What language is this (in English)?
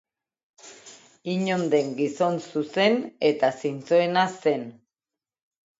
Basque